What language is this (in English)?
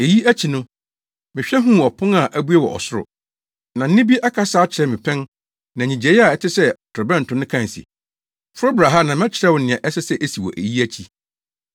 Akan